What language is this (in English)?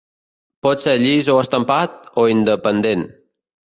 Catalan